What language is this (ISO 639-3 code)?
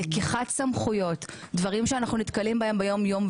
heb